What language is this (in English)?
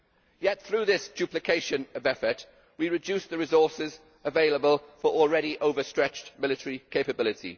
English